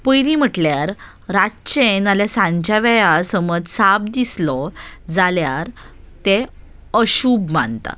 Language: Konkani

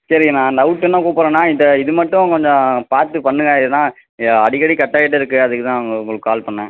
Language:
Tamil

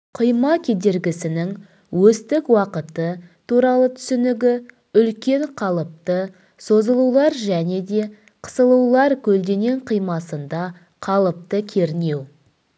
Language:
Kazakh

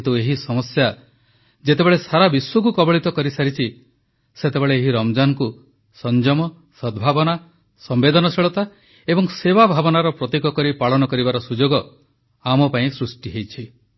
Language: Odia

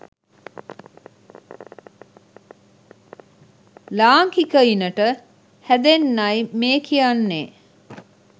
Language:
Sinhala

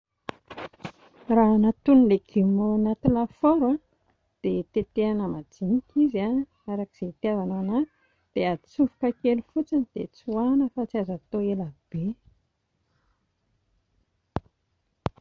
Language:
Malagasy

